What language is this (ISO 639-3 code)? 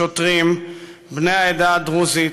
heb